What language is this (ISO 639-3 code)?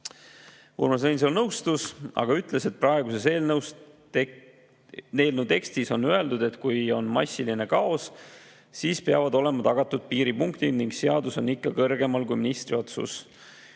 est